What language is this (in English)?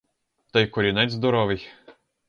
Ukrainian